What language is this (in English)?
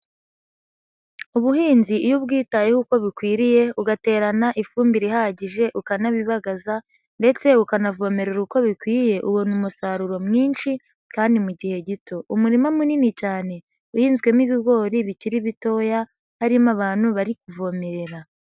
Kinyarwanda